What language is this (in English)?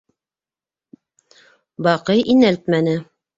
Bashkir